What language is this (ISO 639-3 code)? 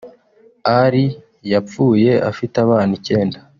kin